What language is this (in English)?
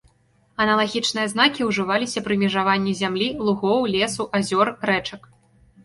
Belarusian